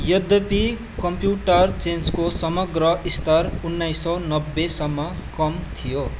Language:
Nepali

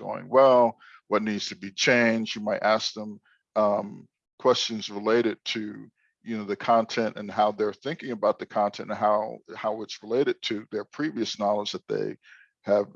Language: English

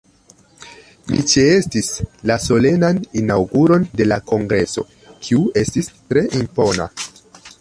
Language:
Esperanto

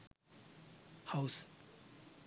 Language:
Sinhala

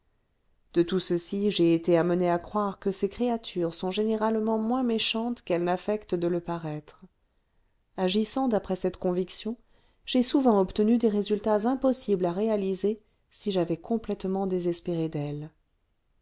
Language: French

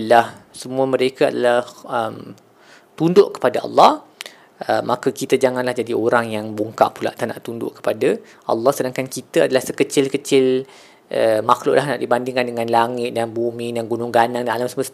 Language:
Malay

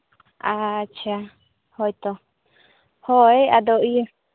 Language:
Santali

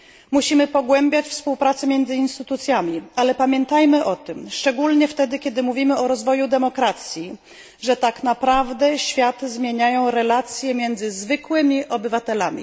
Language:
Polish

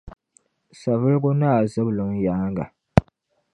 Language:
Dagbani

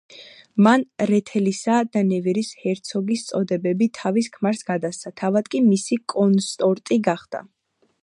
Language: Georgian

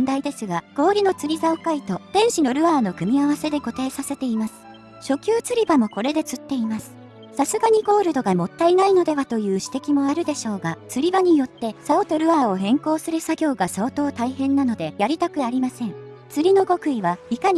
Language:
Japanese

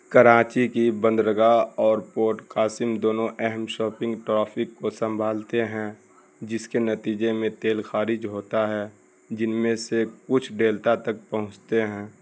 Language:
Urdu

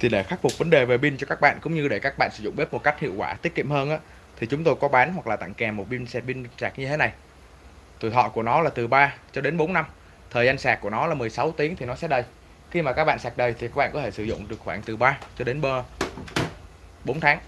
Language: Vietnamese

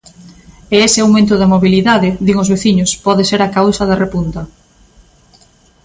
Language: Galician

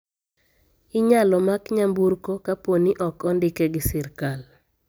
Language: Luo (Kenya and Tanzania)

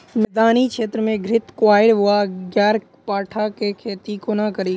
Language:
Maithili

